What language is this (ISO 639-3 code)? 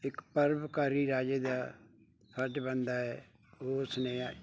pan